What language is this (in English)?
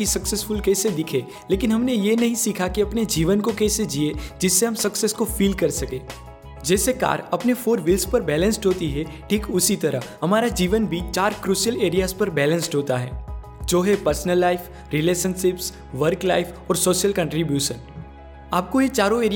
Hindi